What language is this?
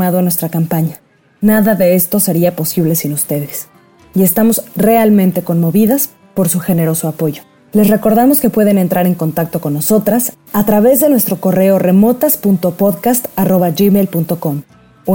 Spanish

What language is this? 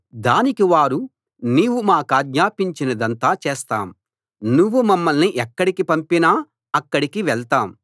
Telugu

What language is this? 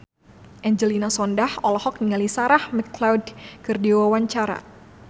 Sundanese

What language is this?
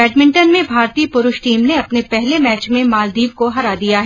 Hindi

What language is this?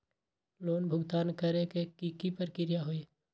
Magahi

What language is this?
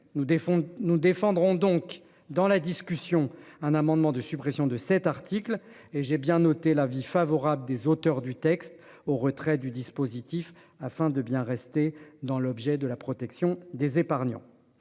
French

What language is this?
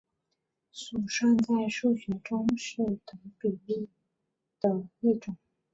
Chinese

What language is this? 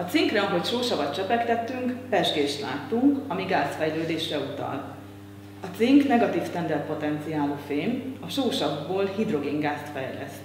Hungarian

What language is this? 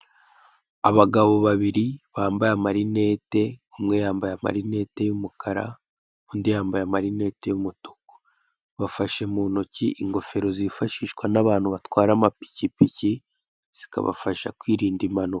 Kinyarwanda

